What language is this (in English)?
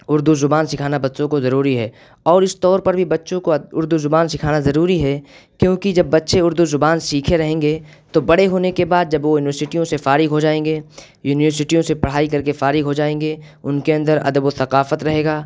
Urdu